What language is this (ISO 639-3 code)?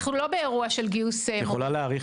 heb